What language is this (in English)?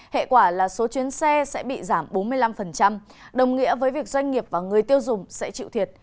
Vietnamese